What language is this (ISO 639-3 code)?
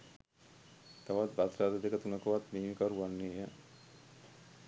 sin